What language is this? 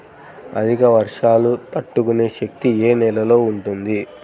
Telugu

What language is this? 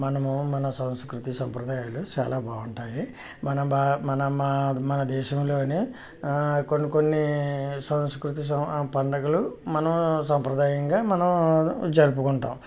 Telugu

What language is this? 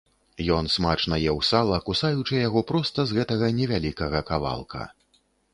Belarusian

